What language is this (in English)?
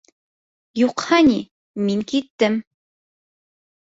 Bashkir